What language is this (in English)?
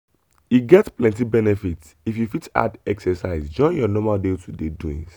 Nigerian Pidgin